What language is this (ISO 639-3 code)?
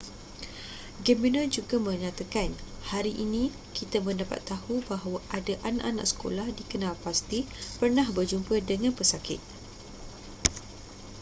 msa